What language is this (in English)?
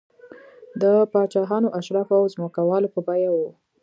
Pashto